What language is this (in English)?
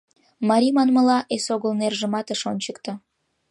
Mari